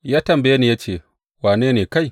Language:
Hausa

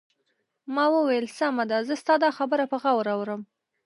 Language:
Pashto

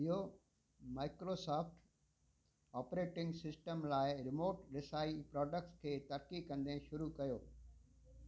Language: Sindhi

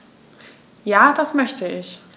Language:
German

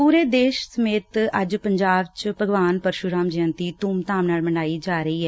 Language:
Punjabi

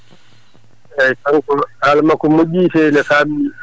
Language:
Fula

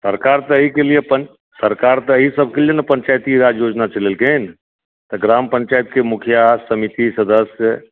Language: Maithili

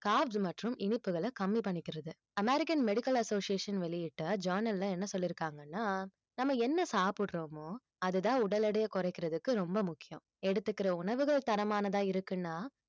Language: Tamil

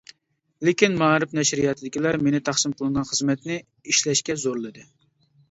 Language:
Uyghur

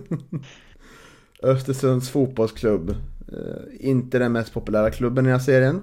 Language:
Swedish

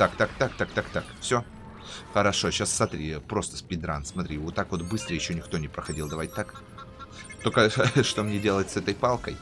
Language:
Russian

